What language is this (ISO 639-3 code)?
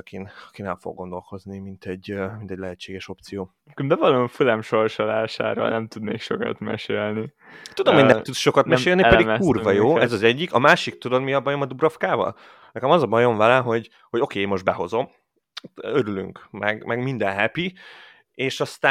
hun